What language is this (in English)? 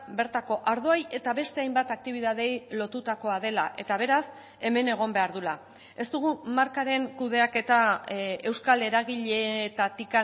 Basque